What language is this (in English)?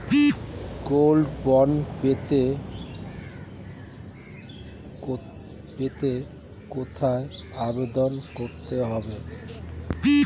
Bangla